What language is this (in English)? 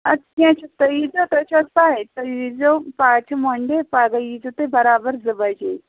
Kashmiri